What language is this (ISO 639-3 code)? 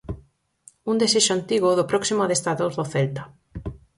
glg